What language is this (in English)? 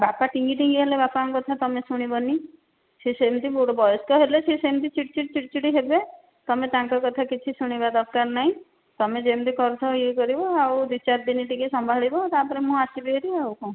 Odia